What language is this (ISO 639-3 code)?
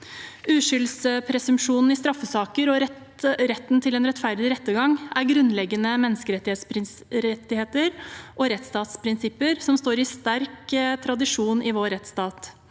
nor